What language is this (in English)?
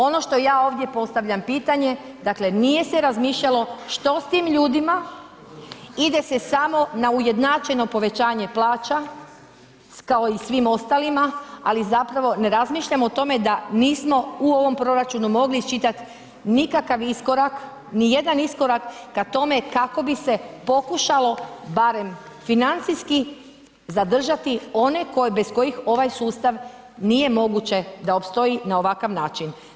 Croatian